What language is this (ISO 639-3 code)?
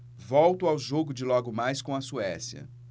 por